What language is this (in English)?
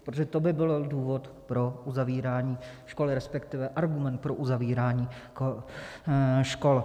Czech